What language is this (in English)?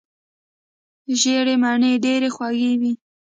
Pashto